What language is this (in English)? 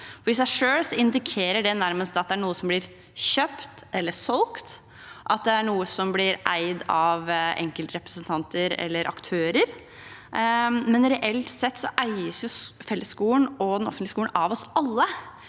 Norwegian